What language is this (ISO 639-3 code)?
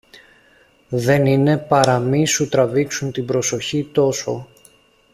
ell